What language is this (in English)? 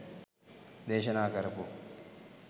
Sinhala